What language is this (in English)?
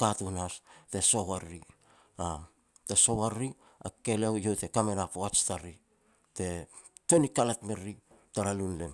Petats